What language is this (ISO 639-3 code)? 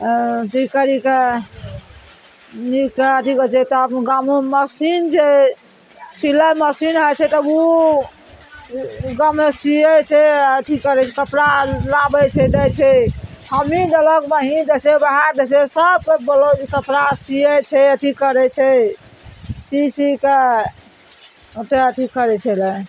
mai